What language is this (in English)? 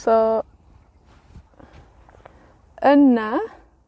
Welsh